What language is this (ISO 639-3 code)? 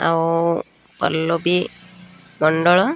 ori